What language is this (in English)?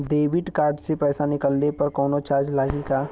Bhojpuri